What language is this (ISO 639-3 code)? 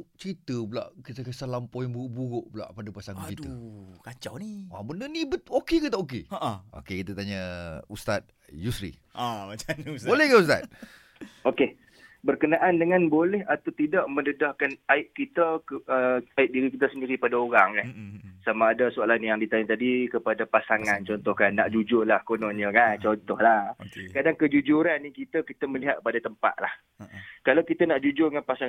msa